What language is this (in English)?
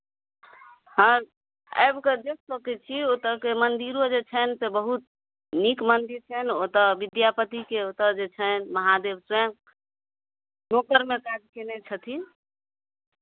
Maithili